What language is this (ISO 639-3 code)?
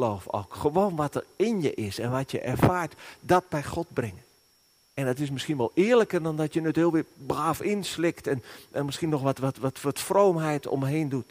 nld